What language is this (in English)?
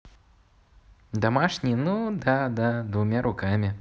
Russian